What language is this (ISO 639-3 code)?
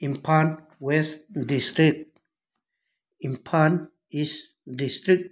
mni